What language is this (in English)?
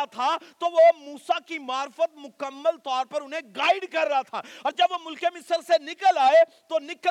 Urdu